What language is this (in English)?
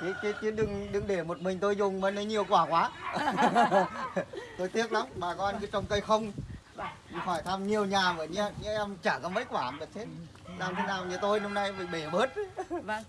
Vietnamese